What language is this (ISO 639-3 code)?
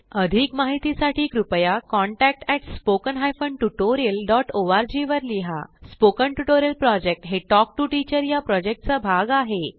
mar